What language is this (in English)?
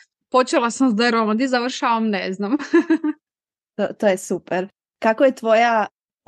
Croatian